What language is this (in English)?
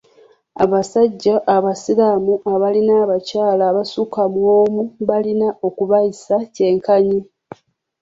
Ganda